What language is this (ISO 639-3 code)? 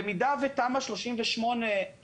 heb